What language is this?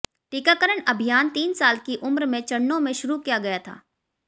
Hindi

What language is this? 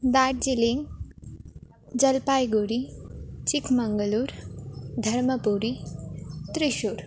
Sanskrit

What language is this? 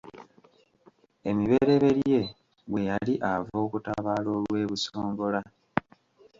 Ganda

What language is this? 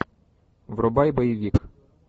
Russian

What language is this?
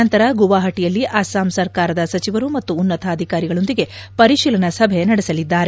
Kannada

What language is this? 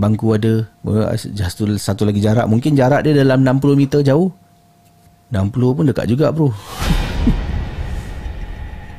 Malay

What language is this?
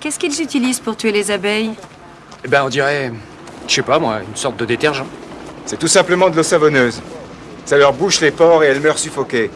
French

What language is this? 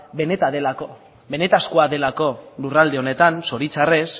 Basque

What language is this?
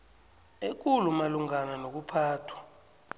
South Ndebele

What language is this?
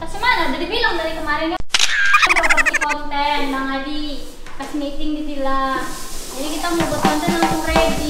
Indonesian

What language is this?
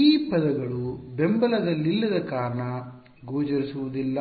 Kannada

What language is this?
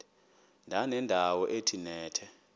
Xhosa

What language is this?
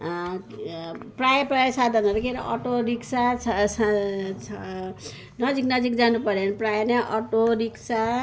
Nepali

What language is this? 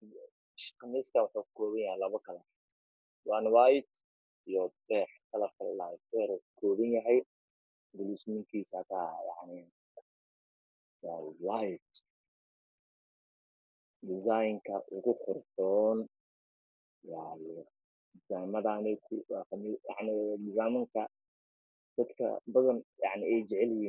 Somali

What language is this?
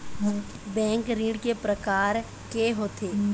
Chhattisgarhi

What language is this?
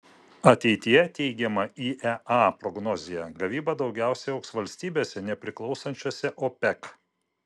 Lithuanian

